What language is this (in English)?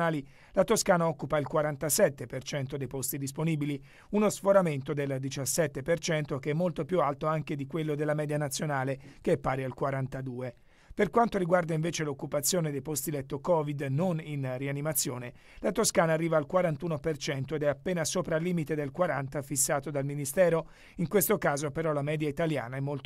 Italian